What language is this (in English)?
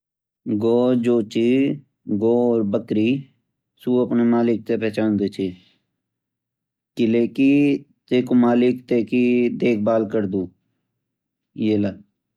Garhwali